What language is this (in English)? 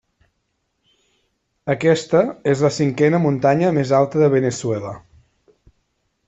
Catalan